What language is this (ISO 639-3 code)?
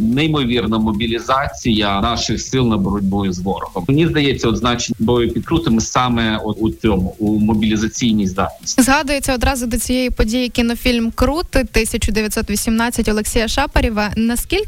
ukr